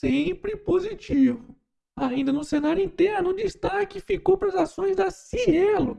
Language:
Portuguese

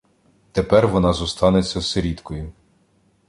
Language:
Ukrainian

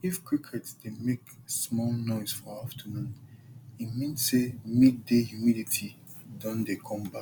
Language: Nigerian Pidgin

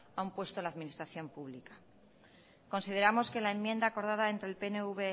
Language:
Spanish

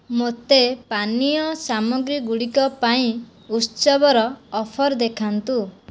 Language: Odia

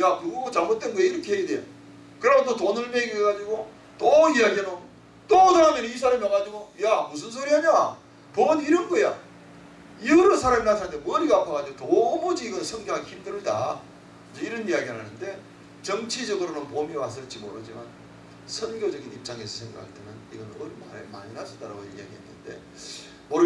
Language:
Korean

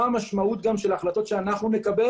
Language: Hebrew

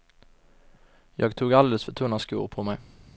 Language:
Swedish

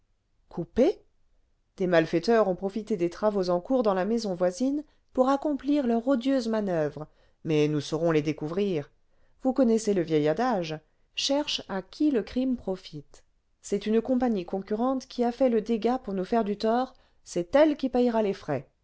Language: French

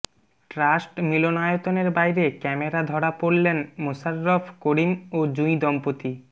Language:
Bangla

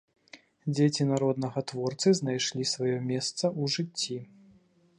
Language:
Belarusian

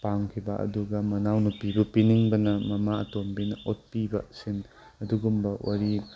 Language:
Manipuri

